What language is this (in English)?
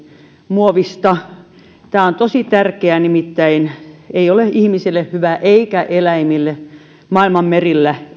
Finnish